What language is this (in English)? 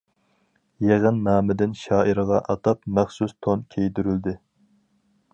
Uyghur